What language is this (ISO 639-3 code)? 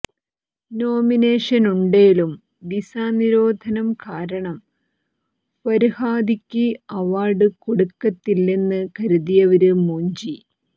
mal